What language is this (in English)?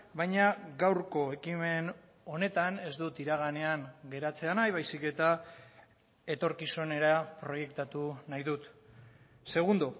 Basque